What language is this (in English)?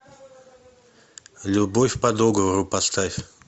Russian